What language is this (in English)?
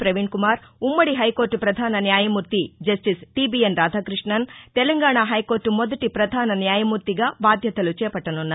Telugu